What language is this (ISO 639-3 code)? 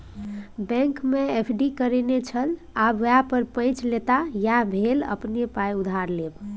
mai